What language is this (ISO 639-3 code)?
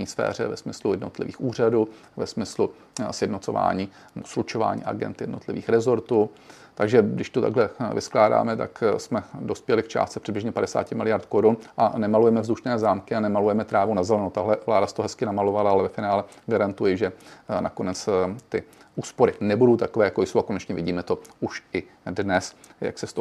ces